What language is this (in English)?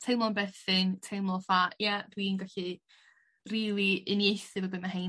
Welsh